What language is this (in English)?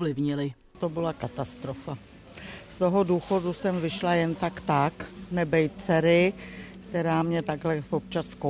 Czech